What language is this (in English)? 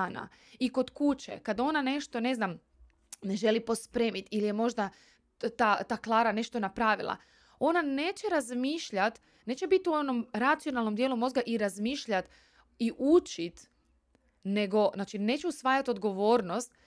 Croatian